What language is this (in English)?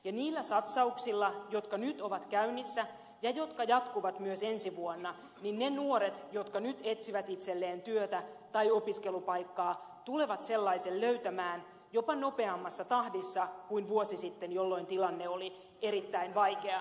Finnish